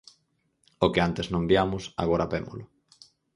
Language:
Galician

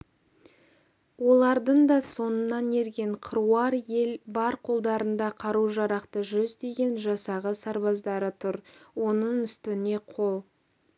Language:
Kazakh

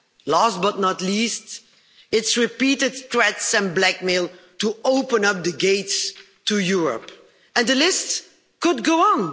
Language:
English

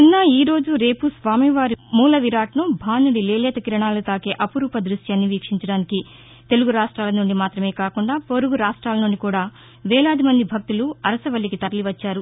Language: Telugu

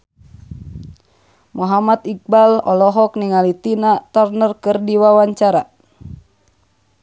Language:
Sundanese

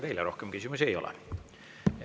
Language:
Estonian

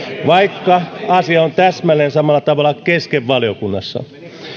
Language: Finnish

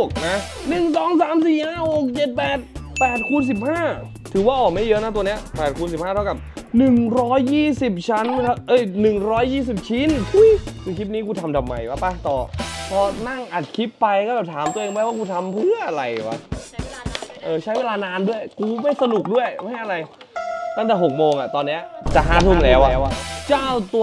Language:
Thai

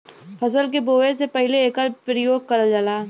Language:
Bhojpuri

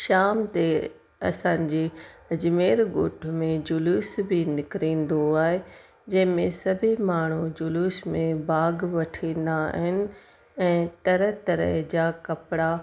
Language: Sindhi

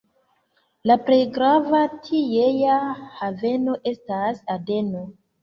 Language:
Esperanto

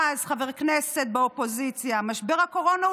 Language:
Hebrew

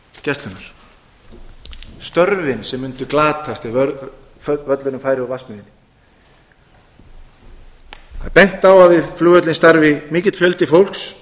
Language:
Icelandic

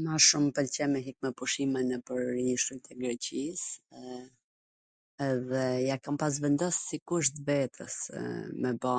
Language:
Gheg Albanian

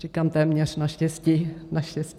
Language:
Czech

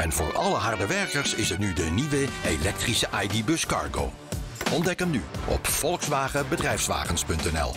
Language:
Dutch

